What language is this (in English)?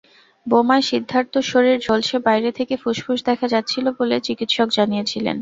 Bangla